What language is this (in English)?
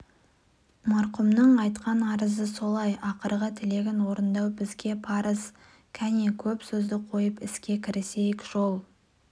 Kazakh